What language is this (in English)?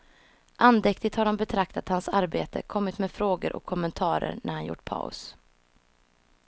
Swedish